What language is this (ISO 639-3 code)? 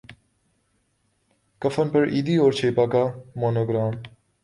urd